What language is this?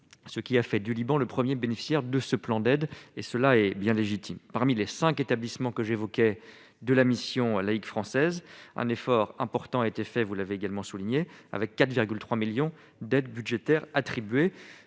French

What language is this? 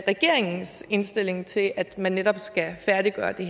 Danish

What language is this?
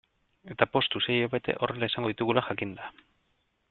Basque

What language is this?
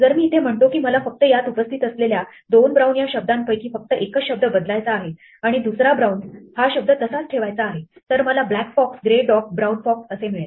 Marathi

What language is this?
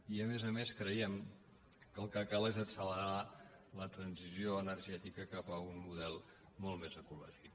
Catalan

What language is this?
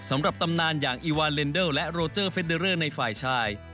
Thai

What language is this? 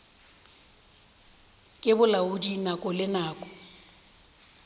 Northern Sotho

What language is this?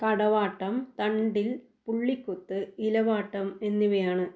Malayalam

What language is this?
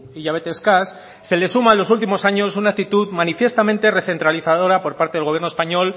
Spanish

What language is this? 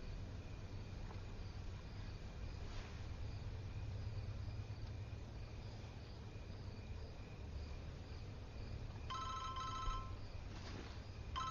Persian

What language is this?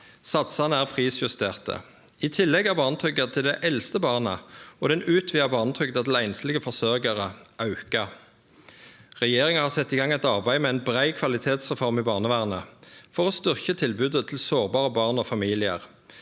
Norwegian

